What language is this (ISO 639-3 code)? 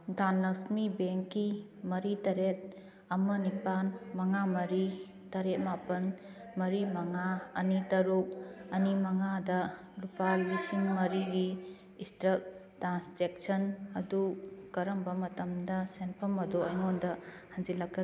mni